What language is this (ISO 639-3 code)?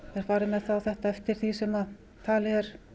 isl